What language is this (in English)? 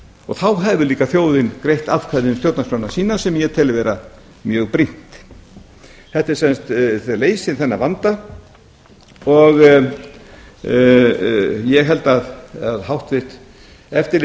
Icelandic